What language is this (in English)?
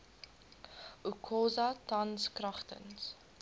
Afrikaans